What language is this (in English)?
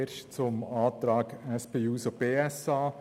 Swiss German